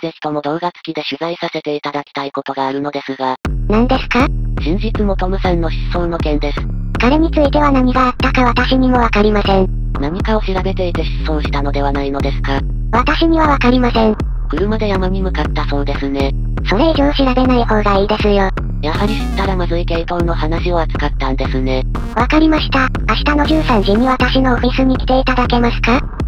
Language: Japanese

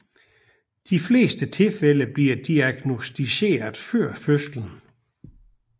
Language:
Danish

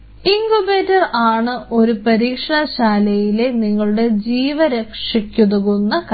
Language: Malayalam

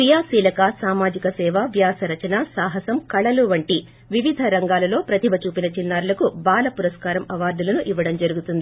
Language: Telugu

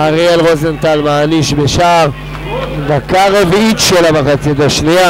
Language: Hebrew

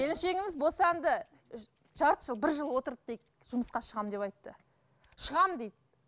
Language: Kazakh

